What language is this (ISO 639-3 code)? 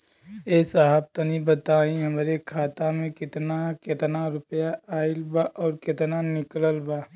bho